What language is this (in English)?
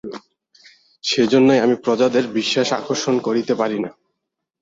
Bangla